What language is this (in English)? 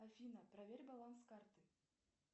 Russian